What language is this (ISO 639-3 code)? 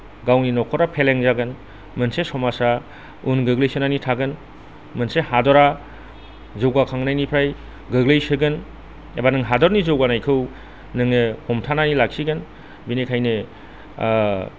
brx